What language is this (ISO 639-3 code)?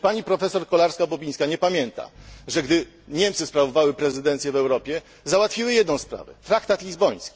pol